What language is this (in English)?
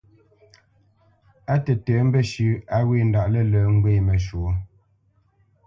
Bamenyam